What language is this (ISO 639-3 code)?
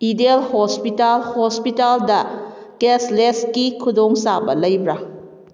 mni